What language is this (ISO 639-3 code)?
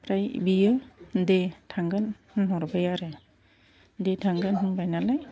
brx